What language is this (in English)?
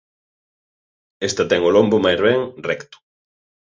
Galician